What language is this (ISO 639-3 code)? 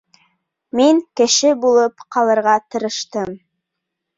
bak